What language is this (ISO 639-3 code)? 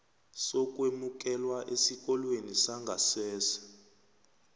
nbl